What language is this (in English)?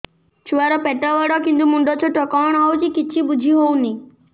Odia